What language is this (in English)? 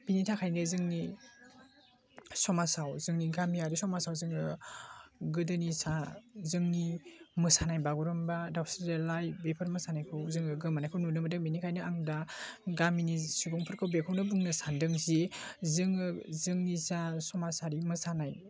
Bodo